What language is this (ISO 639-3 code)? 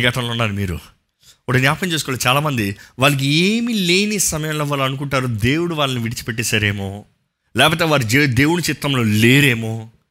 tel